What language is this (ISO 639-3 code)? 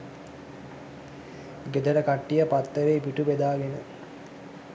sin